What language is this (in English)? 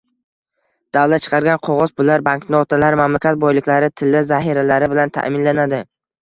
Uzbek